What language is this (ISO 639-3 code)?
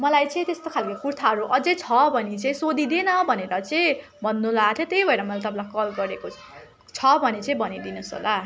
nep